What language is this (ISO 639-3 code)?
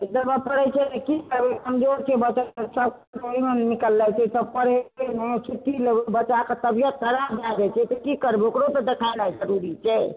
mai